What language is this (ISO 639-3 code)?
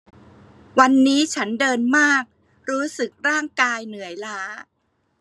tha